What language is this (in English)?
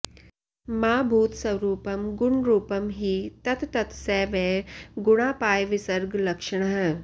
Sanskrit